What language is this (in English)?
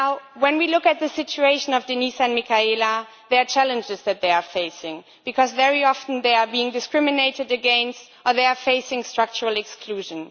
English